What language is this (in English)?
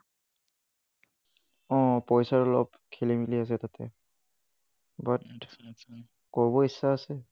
Assamese